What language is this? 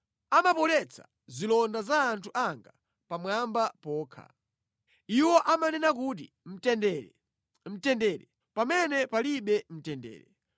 Nyanja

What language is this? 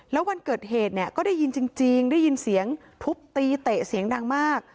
Thai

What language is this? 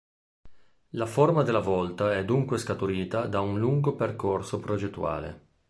Italian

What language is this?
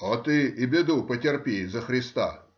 Russian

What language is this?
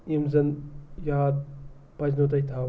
Kashmiri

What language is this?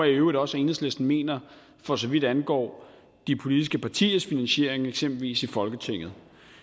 Danish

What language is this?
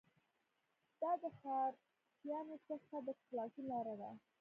Pashto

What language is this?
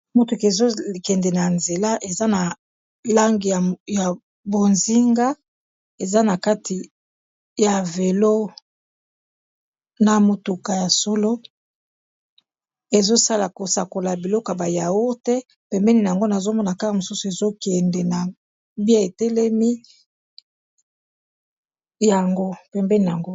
Lingala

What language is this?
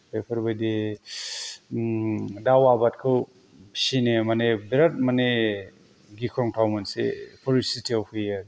Bodo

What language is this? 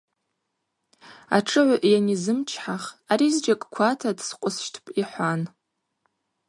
Abaza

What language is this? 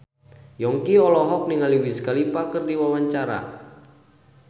Sundanese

